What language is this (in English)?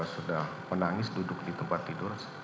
Indonesian